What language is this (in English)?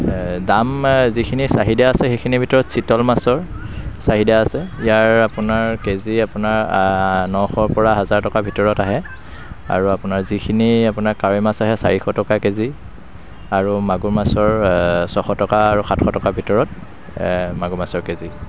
Assamese